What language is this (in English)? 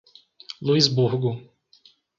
Portuguese